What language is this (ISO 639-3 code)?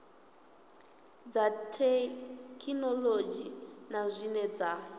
ven